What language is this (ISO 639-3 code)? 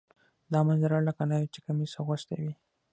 pus